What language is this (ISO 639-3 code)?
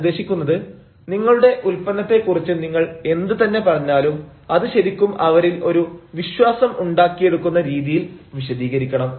mal